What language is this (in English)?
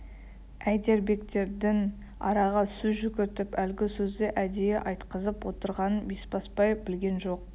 Kazakh